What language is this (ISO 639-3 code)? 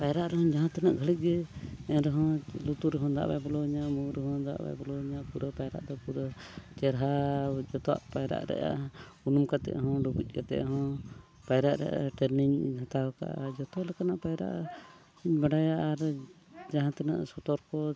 sat